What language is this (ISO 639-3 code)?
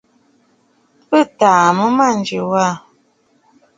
bfd